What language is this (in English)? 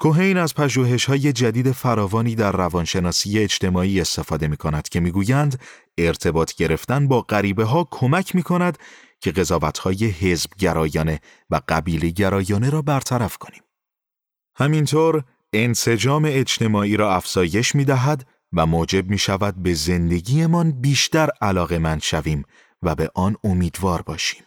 Persian